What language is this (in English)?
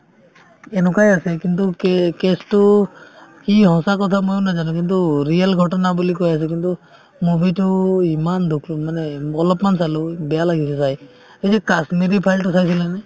Assamese